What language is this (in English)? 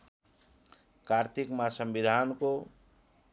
Nepali